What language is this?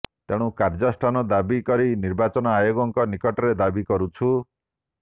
Odia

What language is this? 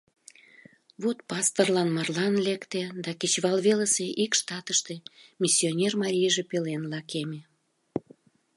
Mari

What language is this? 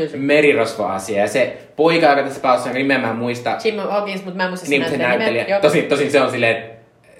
Finnish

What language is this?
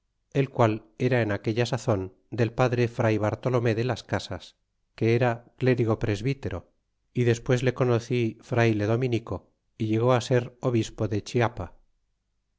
Spanish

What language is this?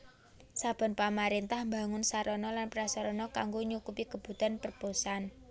Javanese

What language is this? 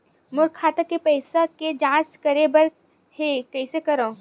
Chhattisgarhi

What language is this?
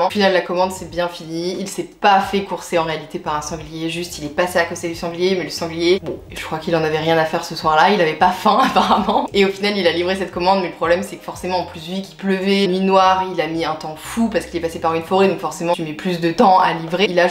French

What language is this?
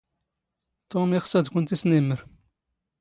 Standard Moroccan Tamazight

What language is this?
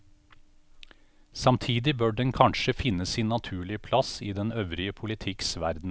Norwegian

